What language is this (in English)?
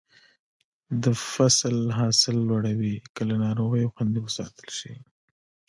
Pashto